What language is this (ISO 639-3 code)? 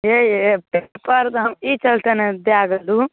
mai